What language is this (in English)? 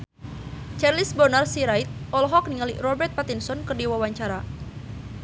Sundanese